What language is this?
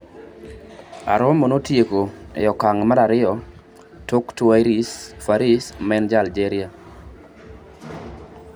Luo (Kenya and Tanzania)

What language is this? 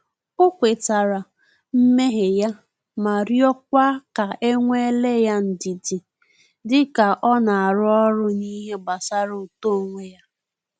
Igbo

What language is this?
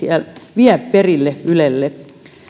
Finnish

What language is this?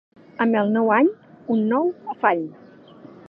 Catalan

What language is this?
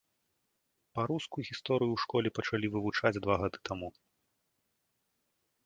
Belarusian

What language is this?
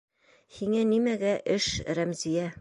Bashkir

